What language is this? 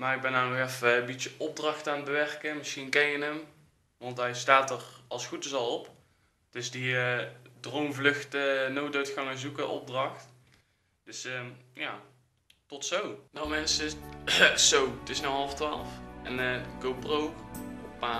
Dutch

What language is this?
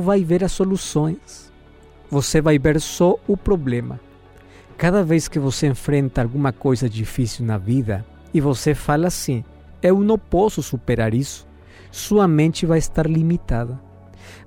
Portuguese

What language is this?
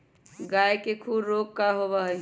Magahi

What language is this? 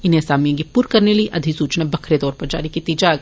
Dogri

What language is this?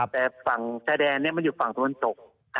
Thai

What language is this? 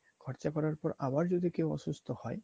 Bangla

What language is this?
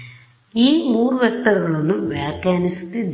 Kannada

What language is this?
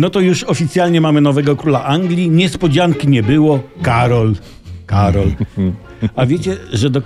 Polish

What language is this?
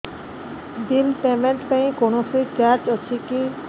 Odia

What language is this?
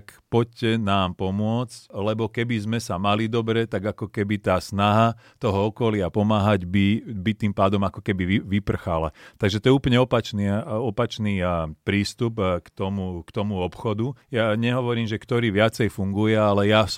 Slovak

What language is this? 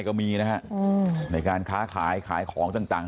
Thai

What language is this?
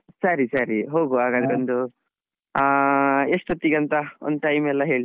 Kannada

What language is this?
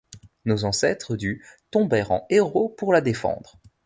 French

